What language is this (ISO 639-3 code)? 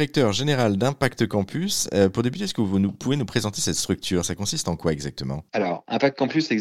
fra